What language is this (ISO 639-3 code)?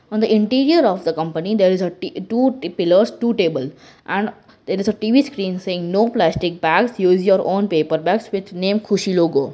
eng